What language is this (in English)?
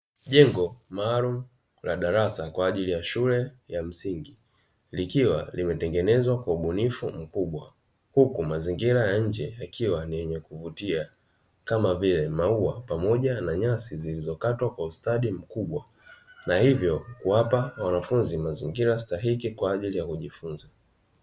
Swahili